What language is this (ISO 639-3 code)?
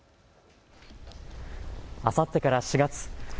jpn